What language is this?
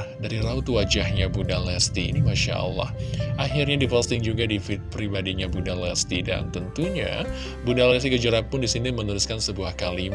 Indonesian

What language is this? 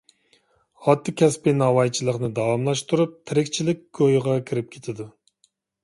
Uyghur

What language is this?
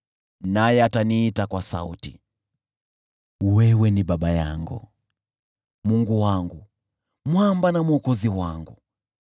Swahili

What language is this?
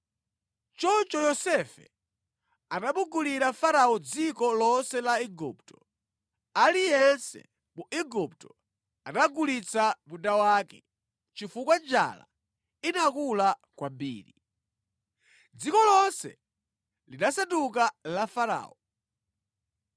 Nyanja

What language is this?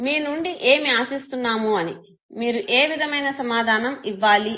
Telugu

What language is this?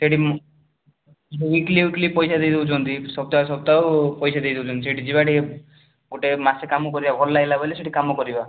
Odia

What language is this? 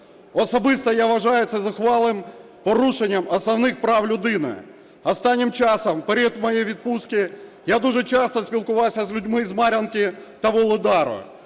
Ukrainian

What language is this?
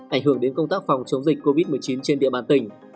Vietnamese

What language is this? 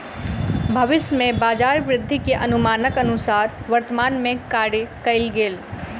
Maithili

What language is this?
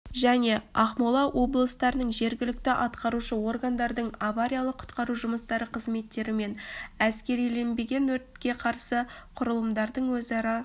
Kazakh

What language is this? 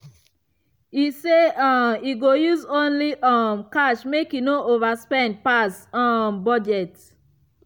Nigerian Pidgin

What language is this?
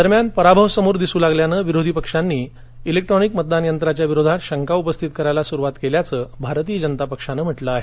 Marathi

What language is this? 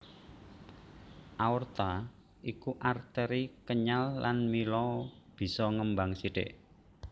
Javanese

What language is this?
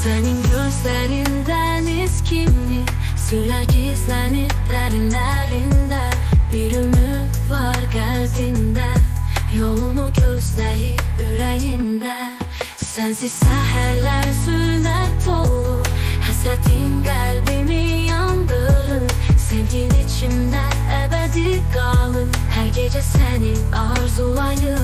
Turkish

